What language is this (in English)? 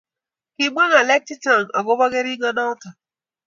Kalenjin